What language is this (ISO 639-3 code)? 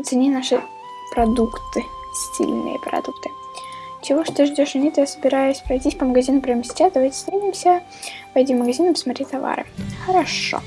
rus